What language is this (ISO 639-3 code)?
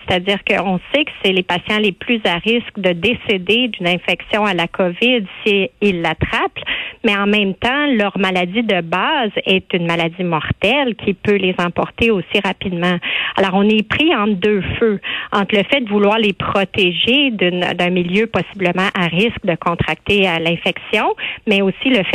fra